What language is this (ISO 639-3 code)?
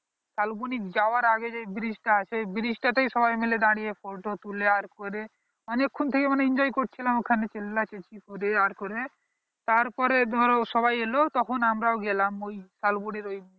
ben